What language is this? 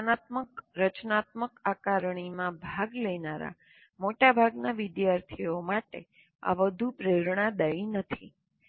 Gujarati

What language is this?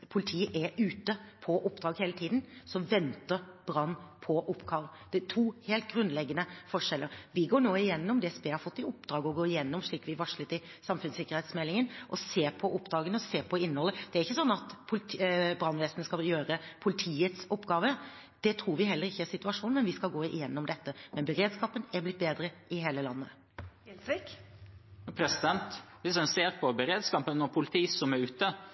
Norwegian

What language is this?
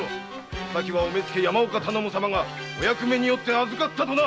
Japanese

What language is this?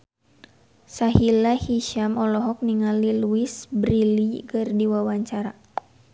Sundanese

